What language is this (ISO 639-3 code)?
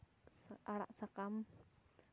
sat